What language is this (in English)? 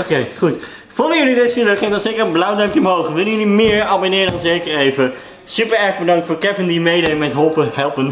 Dutch